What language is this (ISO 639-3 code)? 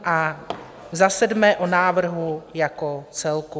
ces